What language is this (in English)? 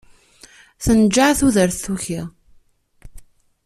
Kabyle